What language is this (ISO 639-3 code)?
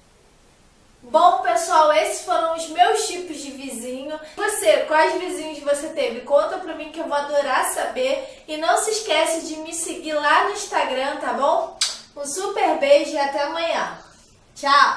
por